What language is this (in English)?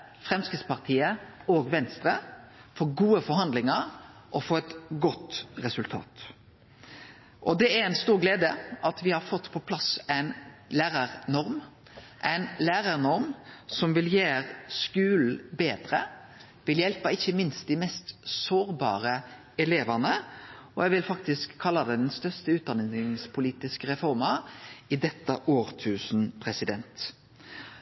Norwegian Nynorsk